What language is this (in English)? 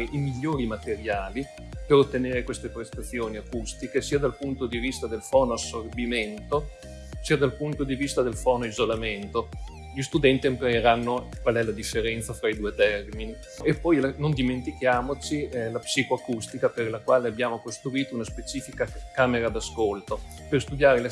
Italian